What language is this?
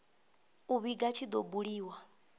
Venda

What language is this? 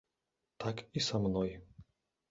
Belarusian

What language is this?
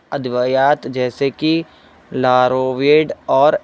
Urdu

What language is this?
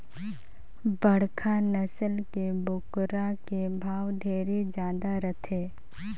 Chhattisgarhi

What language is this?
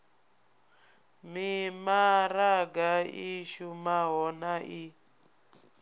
Venda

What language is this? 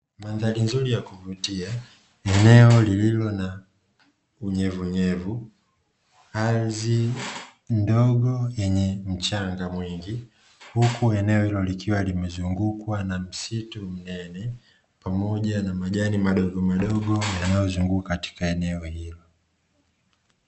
Swahili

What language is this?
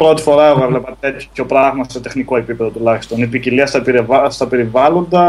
Greek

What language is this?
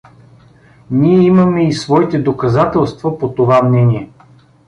Bulgarian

